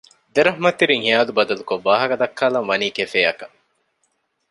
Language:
Divehi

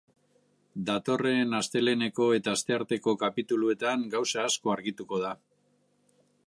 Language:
Basque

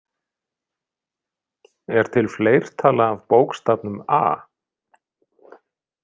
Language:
Icelandic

